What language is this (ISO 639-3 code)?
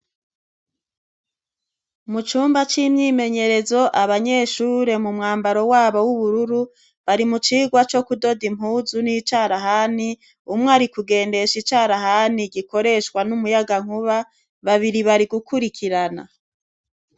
run